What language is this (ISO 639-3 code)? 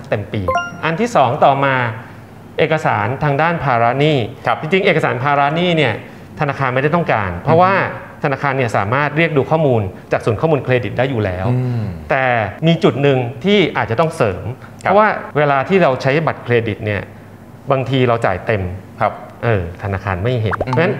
tha